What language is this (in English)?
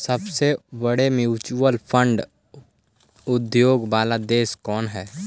Magahi